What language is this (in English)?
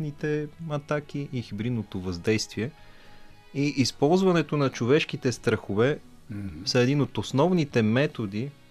Bulgarian